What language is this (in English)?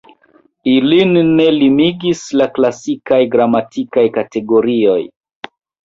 Esperanto